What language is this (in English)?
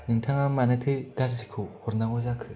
Bodo